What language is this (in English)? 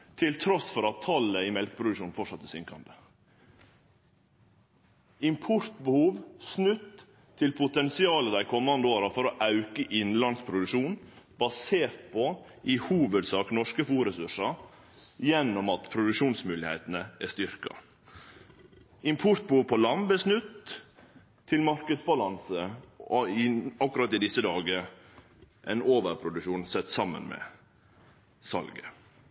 Norwegian Nynorsk